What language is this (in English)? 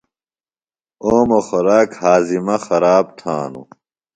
Phalura